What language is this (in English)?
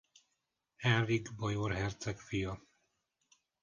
Hungarian